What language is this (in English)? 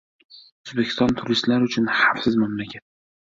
Uzbek